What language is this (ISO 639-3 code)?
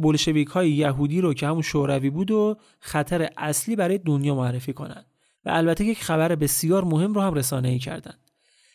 fas